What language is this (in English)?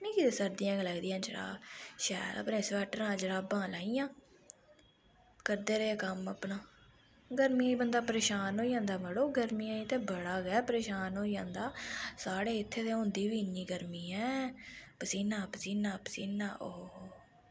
Dogri